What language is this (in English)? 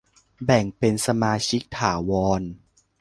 Thai